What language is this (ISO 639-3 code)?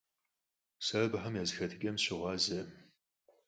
kbd